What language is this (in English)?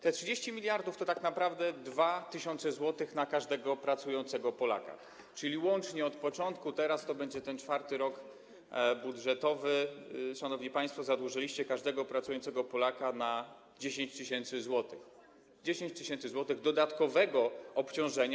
Polish